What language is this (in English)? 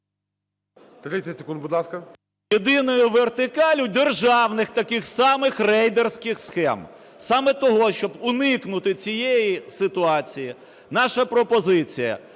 Ukrainian